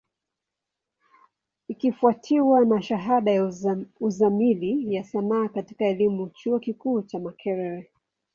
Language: Swahili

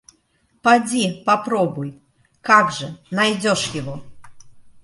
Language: Russian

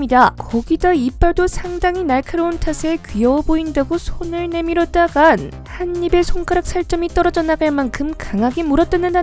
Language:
Korean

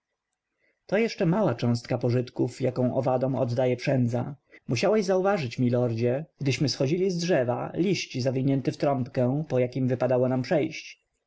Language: Polish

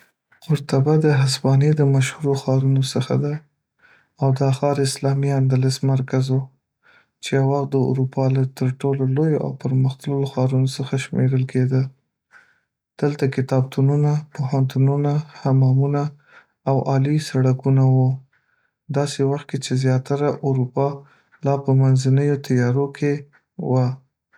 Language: Pashto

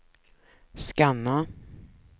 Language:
Swedish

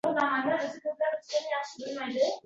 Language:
Uzbek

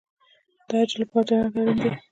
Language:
Pashto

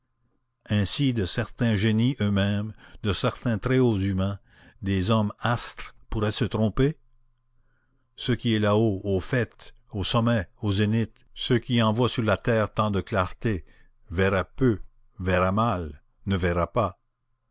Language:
French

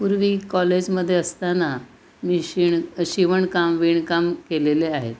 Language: Marathi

